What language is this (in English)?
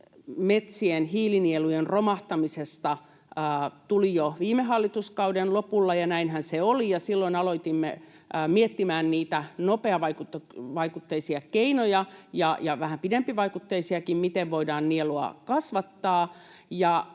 Finnish